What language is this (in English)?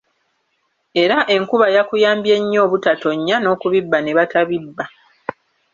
Ganda